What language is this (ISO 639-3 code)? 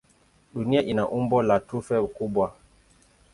swa